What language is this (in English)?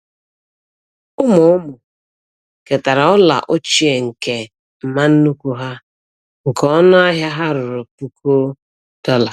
Igbo